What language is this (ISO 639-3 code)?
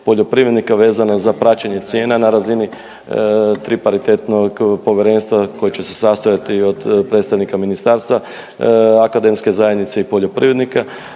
hrv